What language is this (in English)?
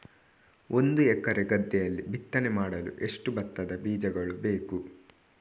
Kannada